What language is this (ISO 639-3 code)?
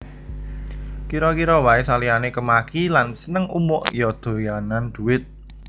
jav